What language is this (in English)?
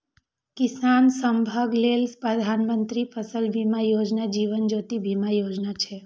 Maithili